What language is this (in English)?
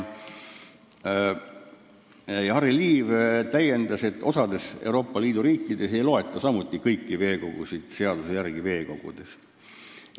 Estonian